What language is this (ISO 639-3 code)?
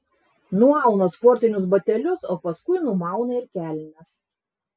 lit